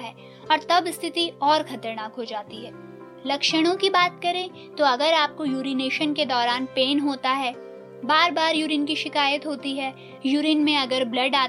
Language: Hindi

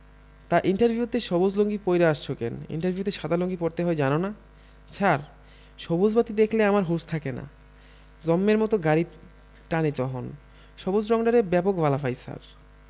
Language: Bangla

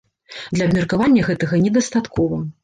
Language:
Belarusian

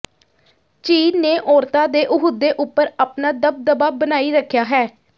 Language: Punjabi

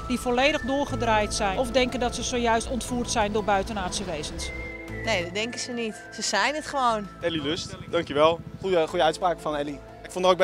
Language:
Dutch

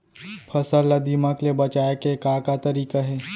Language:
Chhattisgarhi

